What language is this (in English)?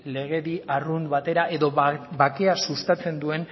Basque